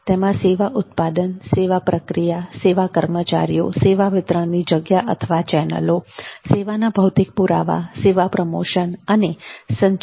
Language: Gujarati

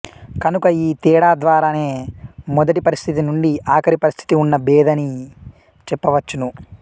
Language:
Telugu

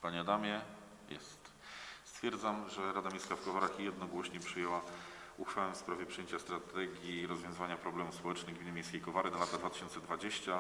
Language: Polish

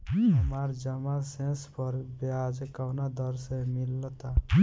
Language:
Bhojpuri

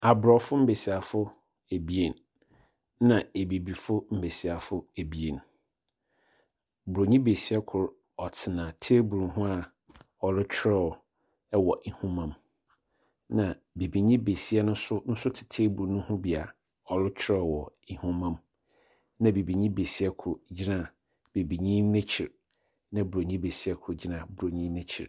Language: Akan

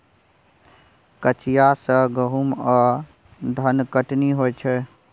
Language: Maithili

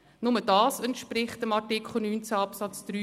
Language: Swiss German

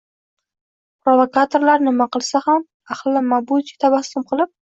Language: Uzbek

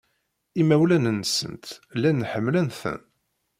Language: Kabyle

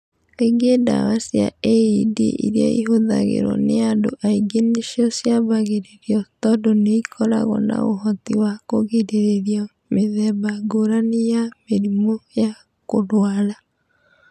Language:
Kikuyu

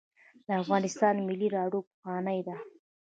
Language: Pashto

